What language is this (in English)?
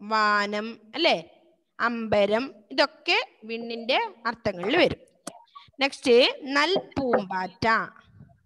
Malayalam